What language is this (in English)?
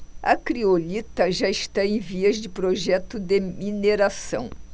Portuguese